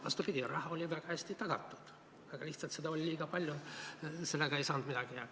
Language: Estonian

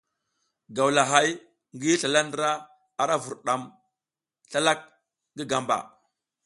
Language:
South Giziga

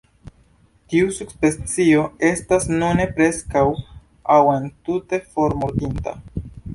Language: Esperanto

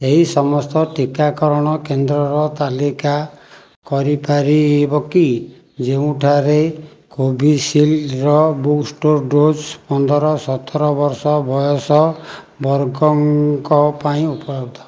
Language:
Odia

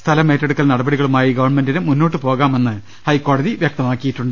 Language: Malayalam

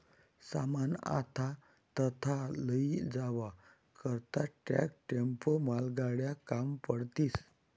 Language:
Marathi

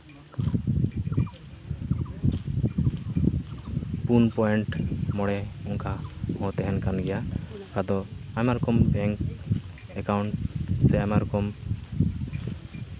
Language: Santali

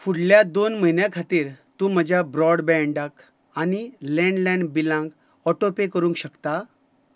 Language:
Konkani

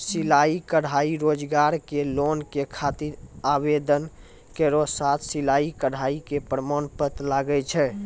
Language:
Maithili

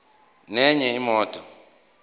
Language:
Zulu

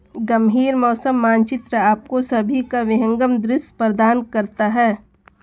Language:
Hindi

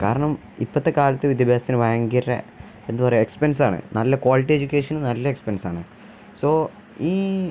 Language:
Malayalam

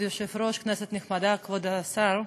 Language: Hebrew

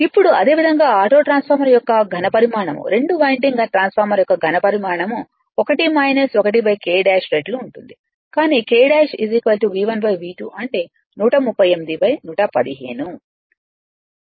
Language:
Telugu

